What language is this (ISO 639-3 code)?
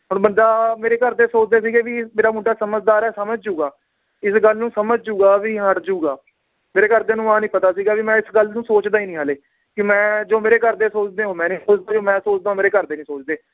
pan